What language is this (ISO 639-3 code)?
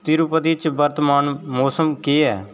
doi